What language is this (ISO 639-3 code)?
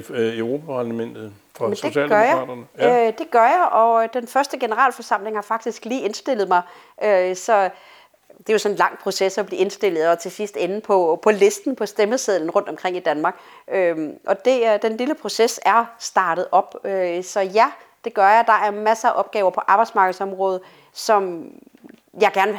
dan